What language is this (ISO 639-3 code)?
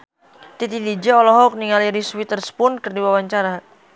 sun